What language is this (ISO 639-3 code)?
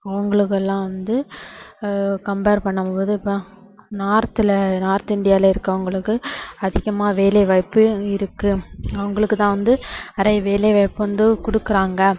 tam